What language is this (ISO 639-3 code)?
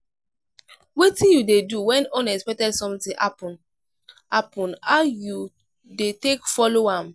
pcm